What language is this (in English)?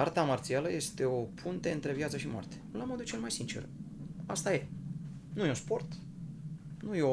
Romanian